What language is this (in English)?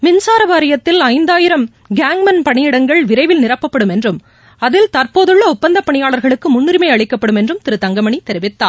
Tamil